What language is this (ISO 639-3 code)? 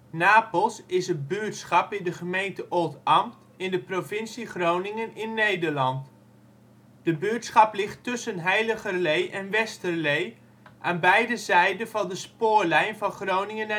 nld